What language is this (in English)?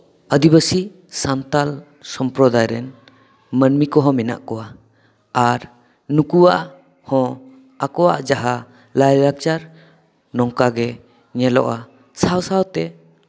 Santali